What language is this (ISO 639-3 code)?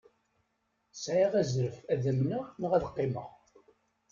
kab